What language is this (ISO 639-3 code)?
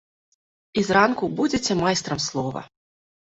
bel